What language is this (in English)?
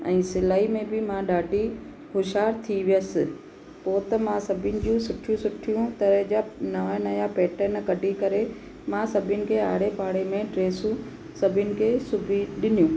Sindhi